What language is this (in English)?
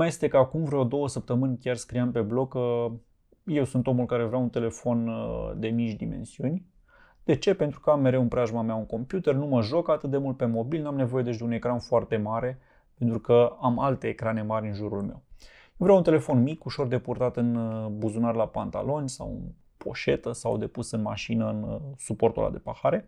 Romanian